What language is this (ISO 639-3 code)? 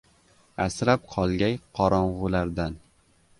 uzb